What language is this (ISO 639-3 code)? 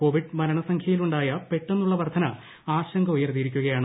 mal